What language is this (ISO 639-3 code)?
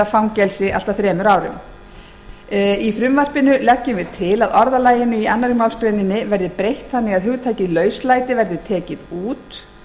isl